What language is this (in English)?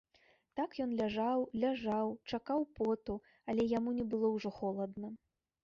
Belarusian